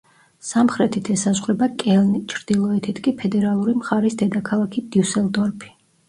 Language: Georgian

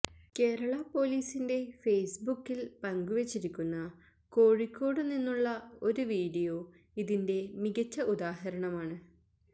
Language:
Malayalam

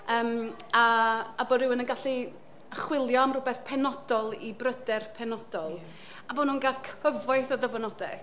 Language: Welsh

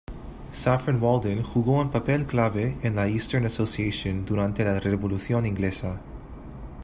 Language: Spanish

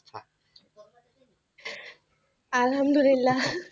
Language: Bangla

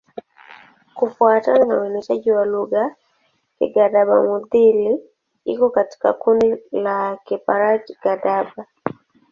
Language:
Swahili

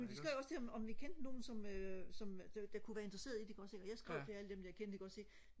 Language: Danish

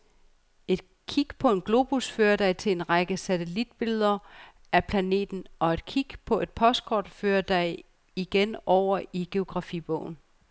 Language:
Danish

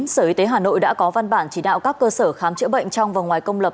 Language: Vietnamese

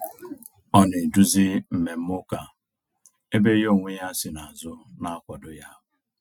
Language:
Igbo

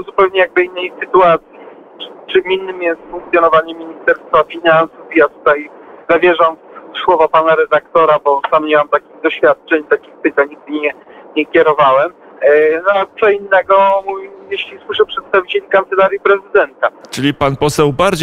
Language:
Polish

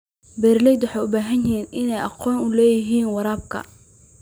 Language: Somali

